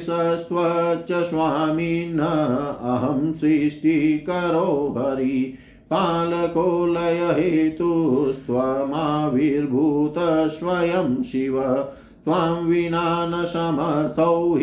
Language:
Hindi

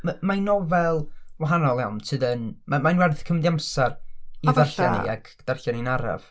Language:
Welsh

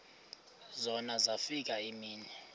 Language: Xhosa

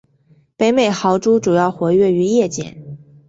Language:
Chinese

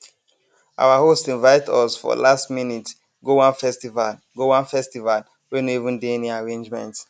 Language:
Nigerian Pidgin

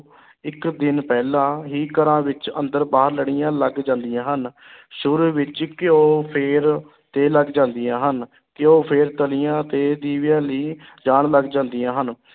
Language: Punjabi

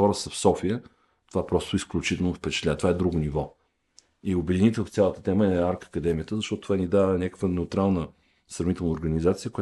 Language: Bulgarian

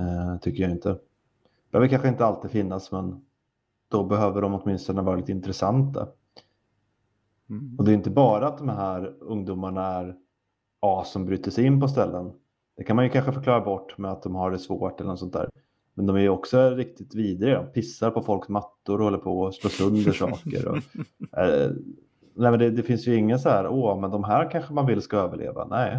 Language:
Swedish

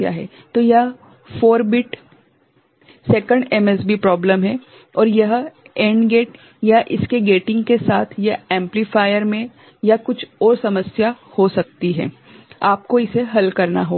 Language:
Hindi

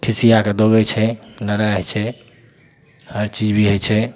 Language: Maithili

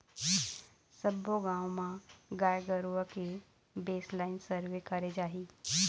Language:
Chhattisgarhi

